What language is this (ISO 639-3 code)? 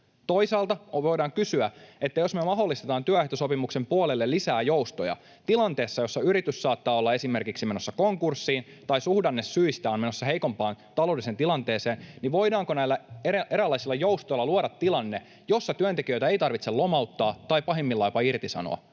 fin